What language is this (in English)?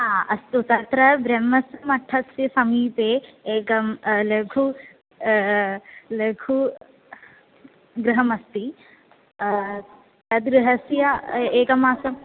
Sanskrit